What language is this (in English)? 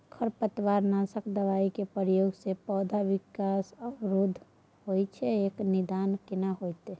Maithili